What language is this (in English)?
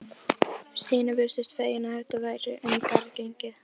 Icelandic